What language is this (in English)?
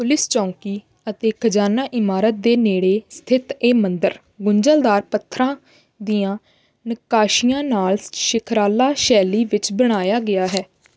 Punjabi